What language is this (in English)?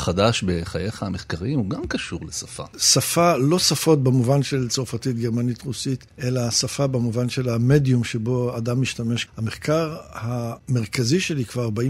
Hebrew